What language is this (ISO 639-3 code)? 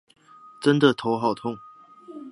zho